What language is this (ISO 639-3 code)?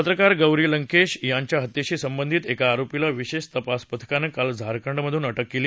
mar